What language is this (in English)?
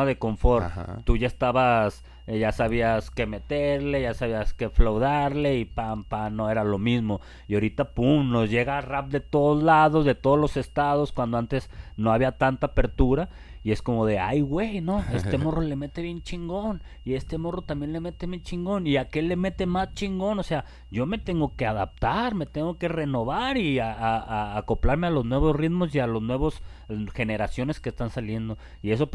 Spanish